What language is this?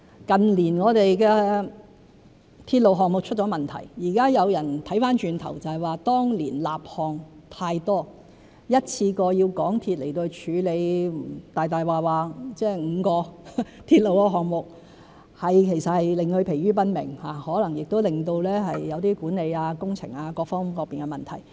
Cantonese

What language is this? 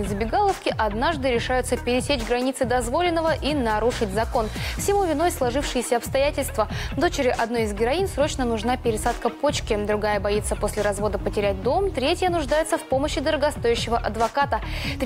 Russian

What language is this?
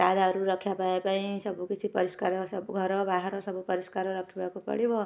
Odia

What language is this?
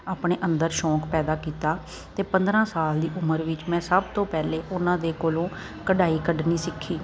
Punjabi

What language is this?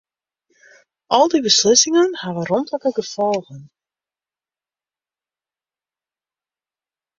Western Frisian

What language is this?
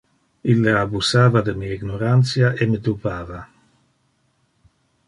Interlingua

